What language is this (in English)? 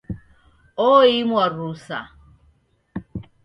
Taita